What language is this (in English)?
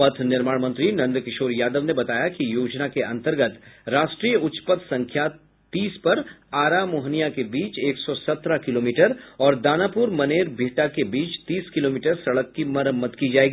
Hindi